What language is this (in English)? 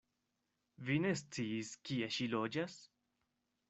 Esperanto